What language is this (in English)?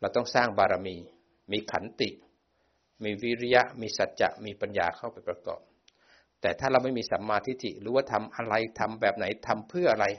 Thai